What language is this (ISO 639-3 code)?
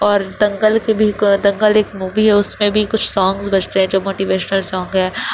urd